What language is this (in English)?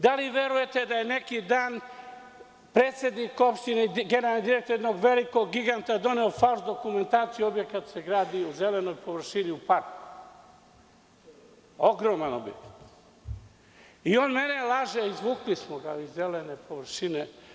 Serbian